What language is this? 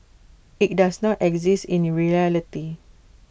English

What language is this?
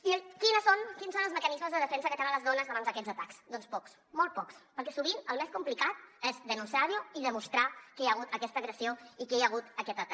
Catalan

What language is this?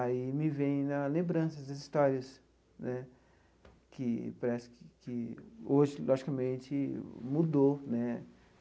Portuguese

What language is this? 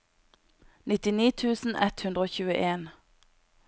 Norwegian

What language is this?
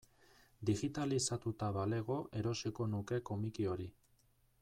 Basque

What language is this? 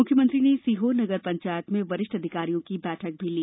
Hindi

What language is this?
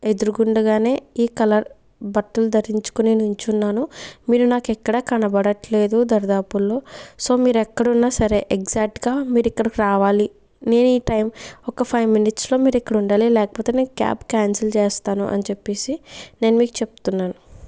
Telugu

